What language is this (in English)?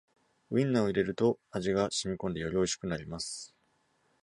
Japanese